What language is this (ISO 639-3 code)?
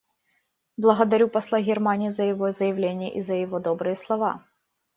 rus